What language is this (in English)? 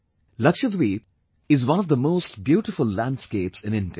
English